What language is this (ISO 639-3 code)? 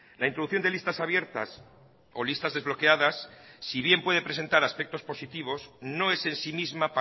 spa